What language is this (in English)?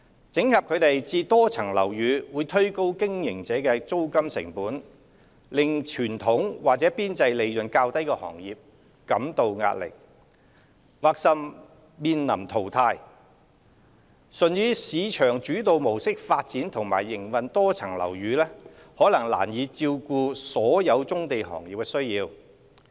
Cantonese